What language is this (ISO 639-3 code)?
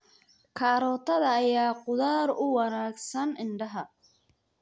som